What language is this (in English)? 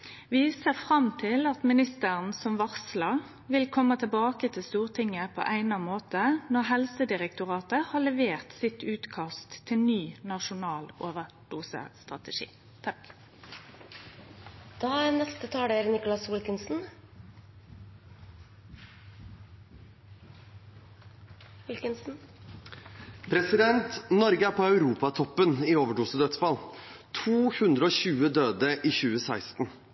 Norwegian